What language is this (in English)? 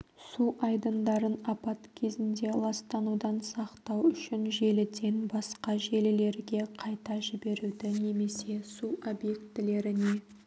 Kazakh